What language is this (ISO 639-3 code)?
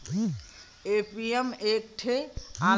bho